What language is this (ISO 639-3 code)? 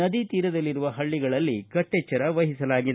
kan